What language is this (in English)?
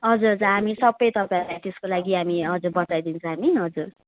Nepali